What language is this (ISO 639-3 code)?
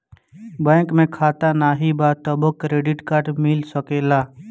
bho